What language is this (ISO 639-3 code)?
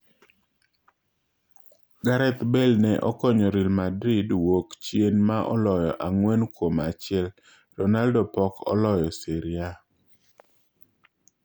luo